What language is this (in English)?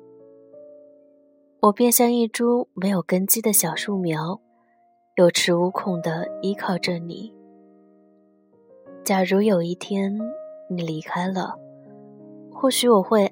Chinese